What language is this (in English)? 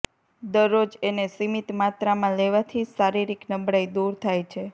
Gujarati